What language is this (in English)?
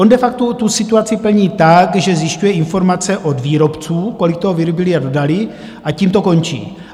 Czech